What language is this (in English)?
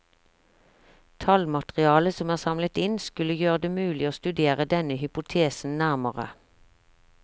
Norwegian